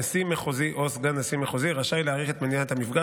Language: Hebrew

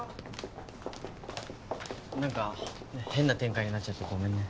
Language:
Japanese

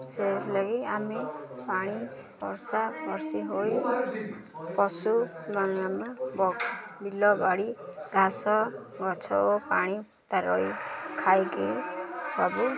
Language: Odia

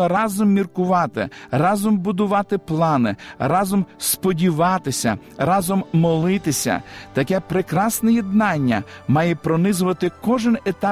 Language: Ukrainian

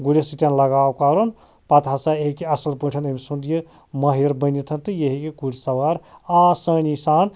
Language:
Kashmiri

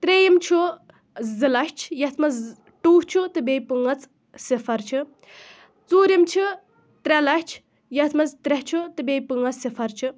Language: Kashmiri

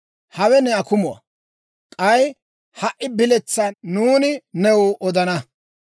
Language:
Dawro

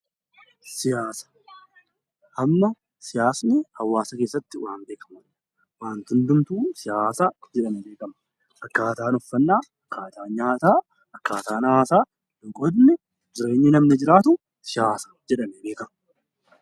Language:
Oromo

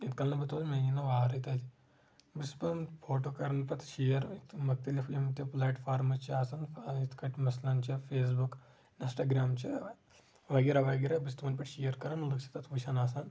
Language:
Kashmiri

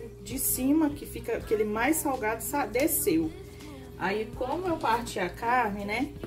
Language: Portuguese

